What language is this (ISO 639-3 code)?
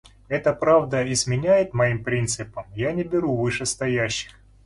rus